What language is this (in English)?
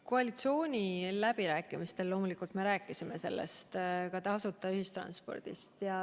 Estonian